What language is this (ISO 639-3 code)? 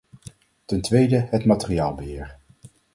nld